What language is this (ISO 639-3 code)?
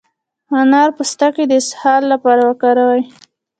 pus